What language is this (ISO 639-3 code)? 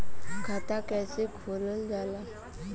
bho